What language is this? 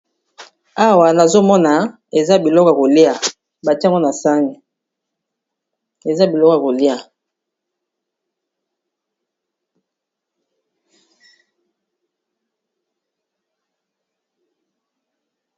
Lingala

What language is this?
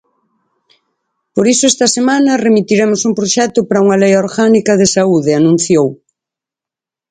Galician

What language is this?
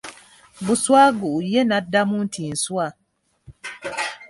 Ganda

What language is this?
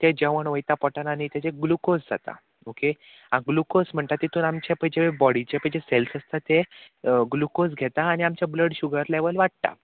Konkani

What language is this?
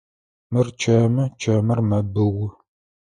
Adyghe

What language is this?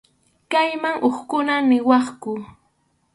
Arequipa-La Unión Quechua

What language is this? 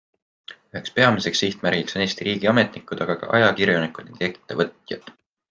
Estonian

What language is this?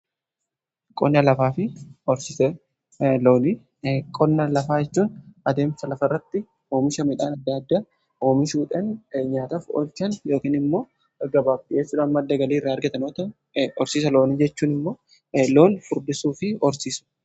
Oromo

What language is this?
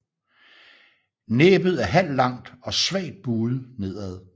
Danish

